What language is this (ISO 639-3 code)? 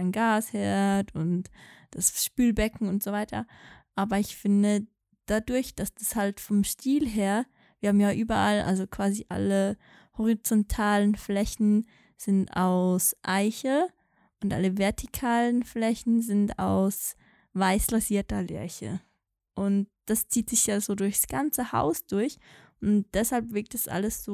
deu